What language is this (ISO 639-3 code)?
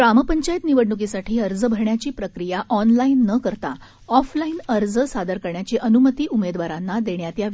mar